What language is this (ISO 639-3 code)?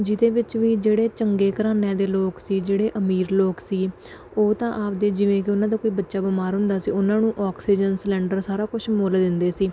pan